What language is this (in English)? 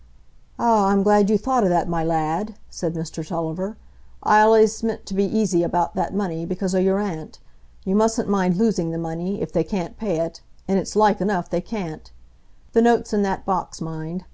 English